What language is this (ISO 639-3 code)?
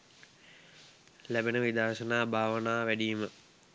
sin